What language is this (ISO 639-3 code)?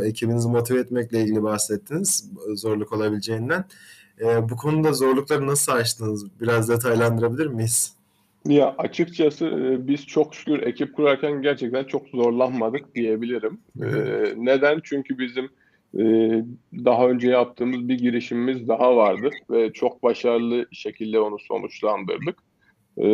tur